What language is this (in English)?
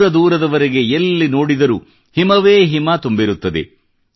Kannada